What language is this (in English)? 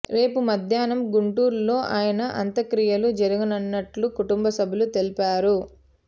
Telugu